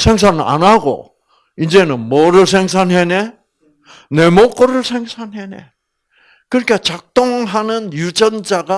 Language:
Korean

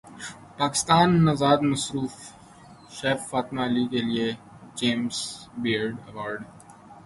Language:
Urdu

